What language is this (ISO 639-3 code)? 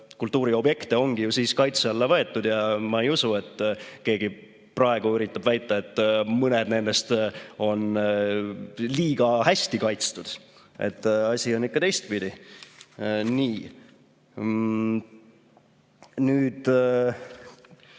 est